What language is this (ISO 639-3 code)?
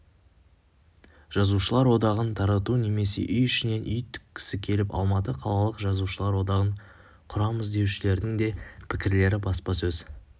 kaz